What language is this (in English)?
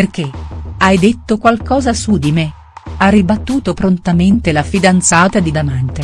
Italian